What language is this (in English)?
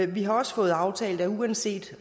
Danish